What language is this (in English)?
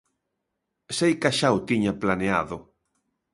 Galician